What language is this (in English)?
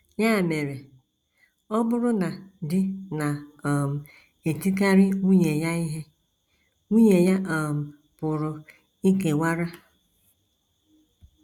Igbo